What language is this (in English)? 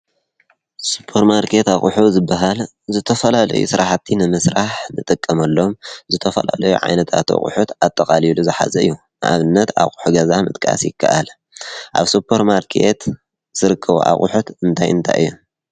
Tigrinya